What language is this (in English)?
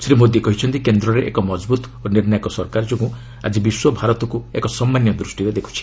Odia